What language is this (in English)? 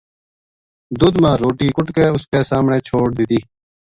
Gujari